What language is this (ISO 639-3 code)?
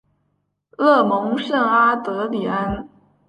zho